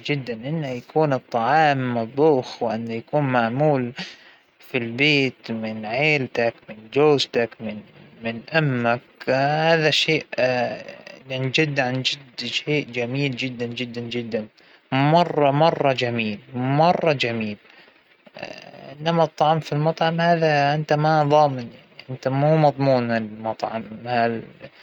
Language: Hijazi Arabic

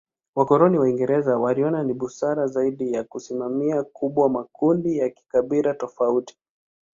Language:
Swahili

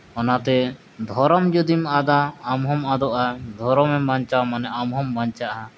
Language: Santali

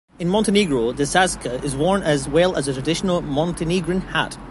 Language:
English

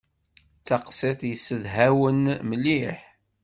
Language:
Kabyle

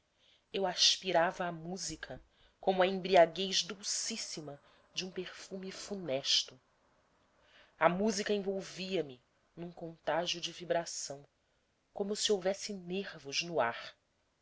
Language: Portuguese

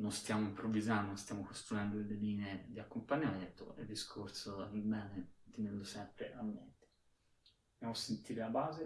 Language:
Italian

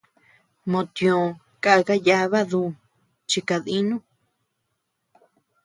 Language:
Tepeuxila Cuicatec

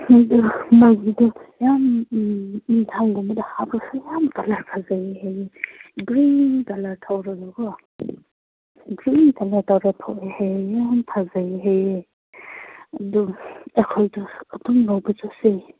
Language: Manipuri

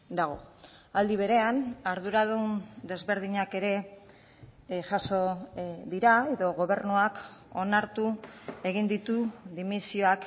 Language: Basque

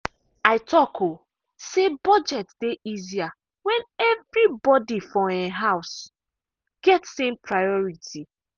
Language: Nigerian Pidgin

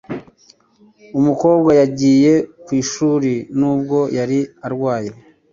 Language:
Kinyarwanda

